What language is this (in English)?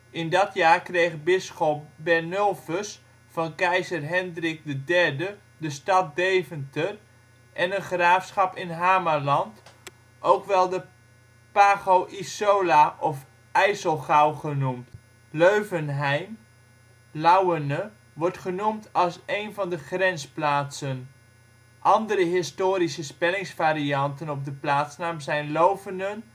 Dutch